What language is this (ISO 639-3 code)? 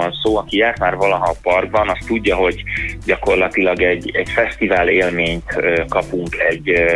hun